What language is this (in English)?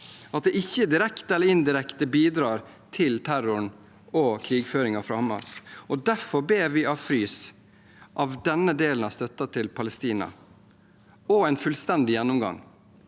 Norwegian